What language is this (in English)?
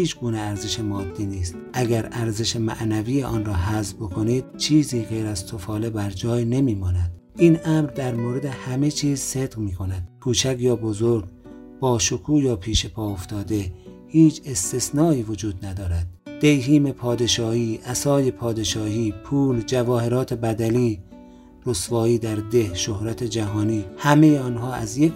Persian